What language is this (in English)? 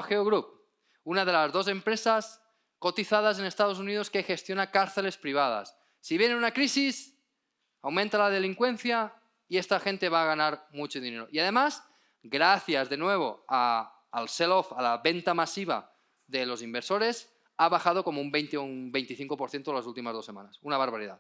Spanish